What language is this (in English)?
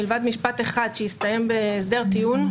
Hebrew